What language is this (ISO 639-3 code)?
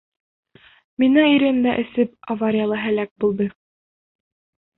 bak